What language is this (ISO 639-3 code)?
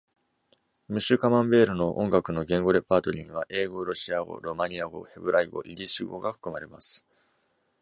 jpn